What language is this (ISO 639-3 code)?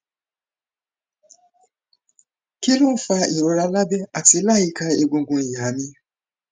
yor